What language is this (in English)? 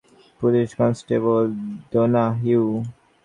Bangla